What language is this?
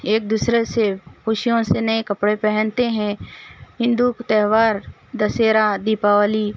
Urdu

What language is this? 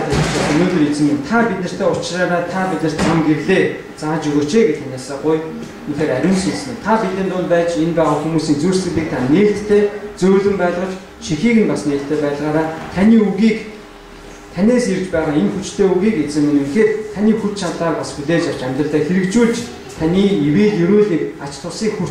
Turkish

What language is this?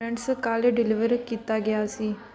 Punjabi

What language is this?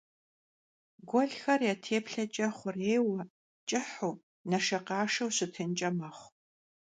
Kabardian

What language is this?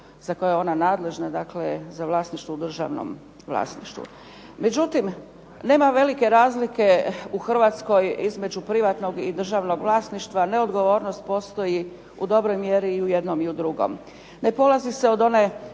Croatian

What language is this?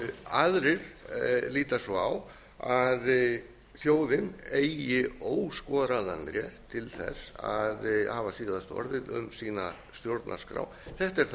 Icelandic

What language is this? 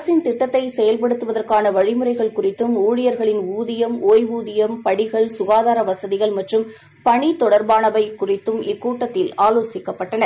Tamil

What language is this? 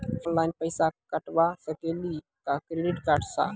Maithili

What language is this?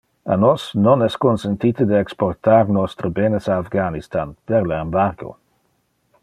Interlingua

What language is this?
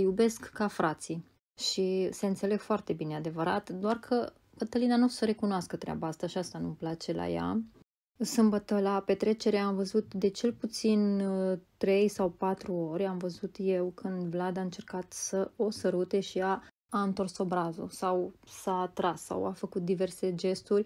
Romanian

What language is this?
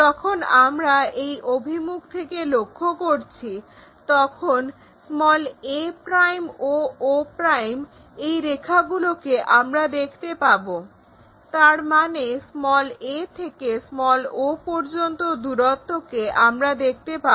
Bangla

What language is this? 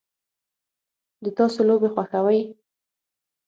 Pashto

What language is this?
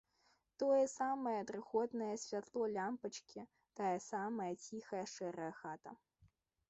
Belarusian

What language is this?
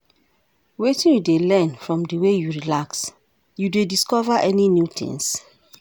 Nigerian Pidgin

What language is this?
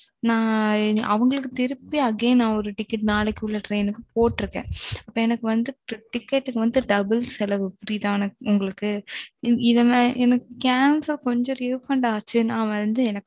Tamil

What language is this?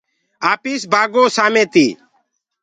Gurgula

